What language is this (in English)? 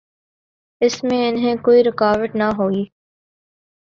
Urdu